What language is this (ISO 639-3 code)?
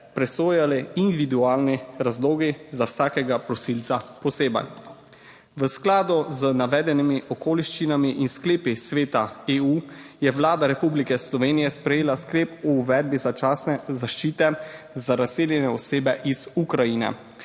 slv